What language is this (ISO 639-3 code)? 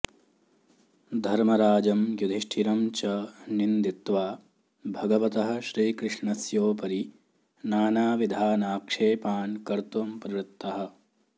san